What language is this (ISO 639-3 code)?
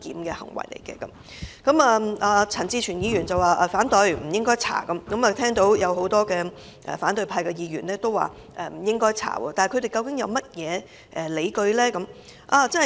yue